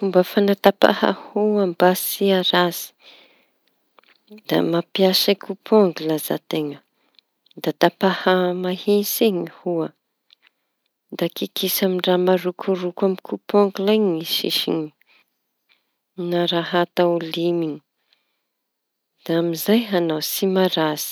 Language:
Tanosy Malagasy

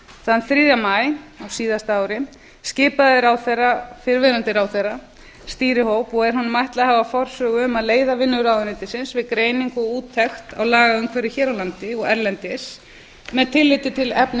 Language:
Icelandic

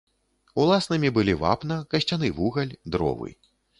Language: Belarusian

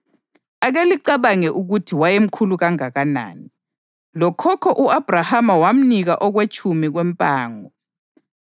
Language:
North Ndebele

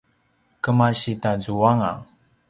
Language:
Paiwan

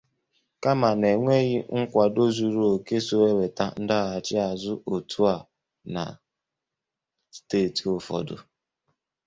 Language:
Igbo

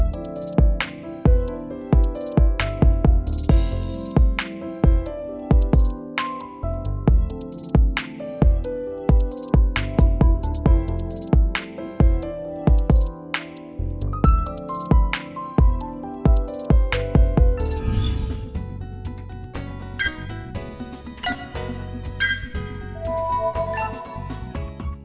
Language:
Vietnamese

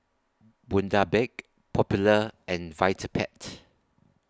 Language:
English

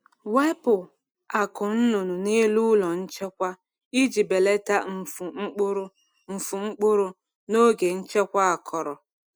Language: Igbo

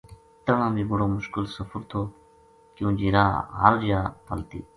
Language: Gujari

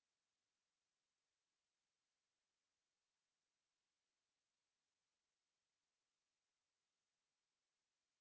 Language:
Fula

